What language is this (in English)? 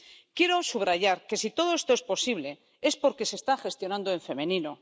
Spanish